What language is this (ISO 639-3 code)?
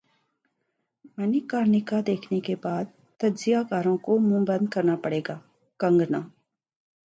urd